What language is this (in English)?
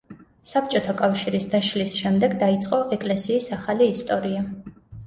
Georgian